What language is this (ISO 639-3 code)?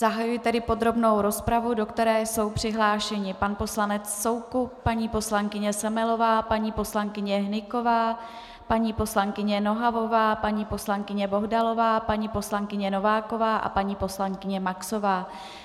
ces